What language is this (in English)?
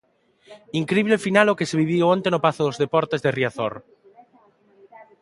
Galician